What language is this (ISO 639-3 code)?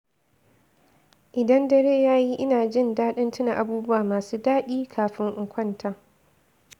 hau